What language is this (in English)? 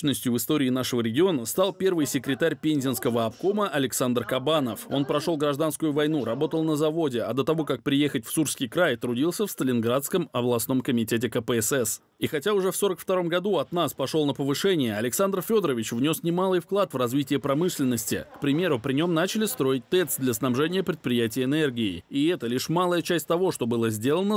Russian